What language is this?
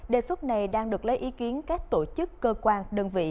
Vietnamese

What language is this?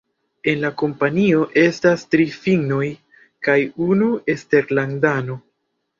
Esperanto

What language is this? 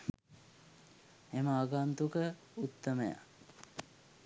Sinhala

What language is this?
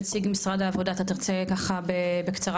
Hebrew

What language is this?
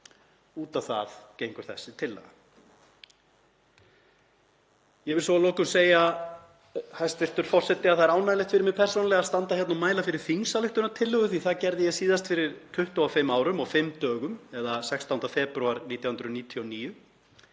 Icelandic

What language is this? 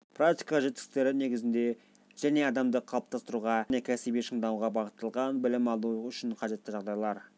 Kazakh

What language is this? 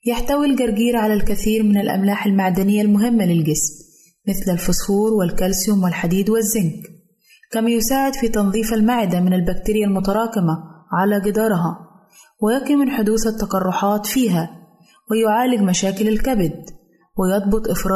Arabic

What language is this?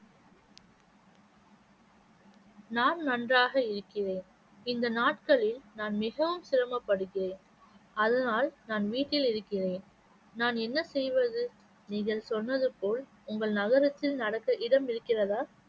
Tamil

